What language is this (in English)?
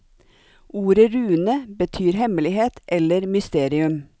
Norwegian